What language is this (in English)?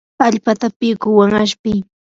Yanahuanca Pasco Quechua